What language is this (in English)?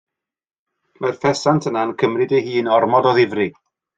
Welsh